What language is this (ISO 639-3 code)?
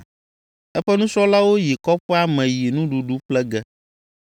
ewe